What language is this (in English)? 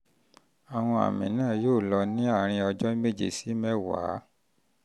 Yoruba